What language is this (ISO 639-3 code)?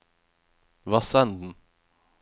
nor